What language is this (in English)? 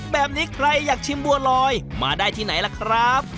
Thai